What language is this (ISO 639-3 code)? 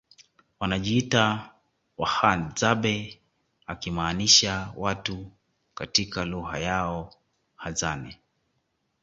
swa